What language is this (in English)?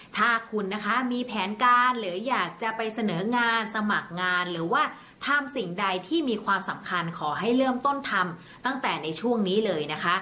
Thai